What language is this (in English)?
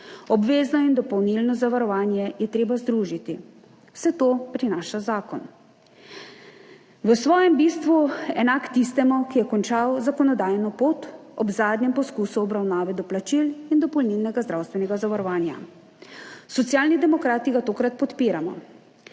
Slovenian